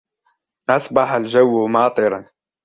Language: Arabic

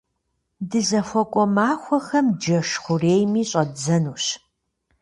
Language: Kabardian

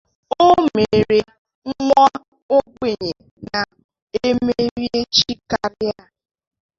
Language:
Igbo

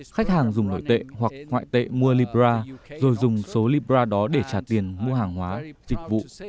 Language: Vietnamese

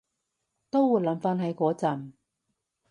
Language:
Cantonese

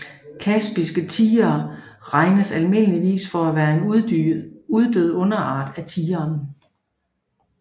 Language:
Danish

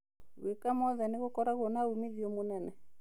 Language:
Kikuyu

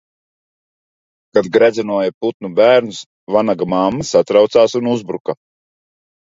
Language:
Latvian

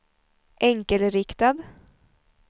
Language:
Swedish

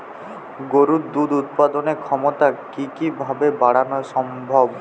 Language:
Bangla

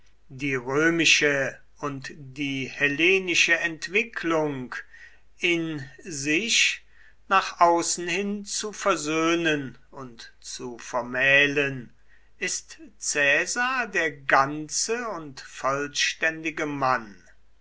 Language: German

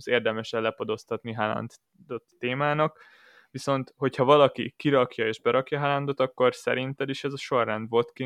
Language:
Hungarian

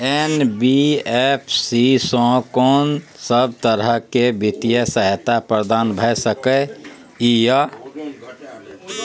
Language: Maithili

